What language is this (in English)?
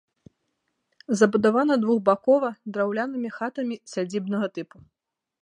Belarusian